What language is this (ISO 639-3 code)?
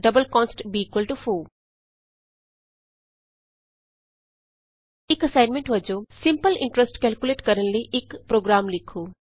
pan